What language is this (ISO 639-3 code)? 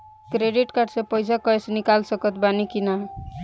bho